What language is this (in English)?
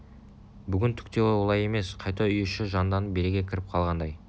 Kazakh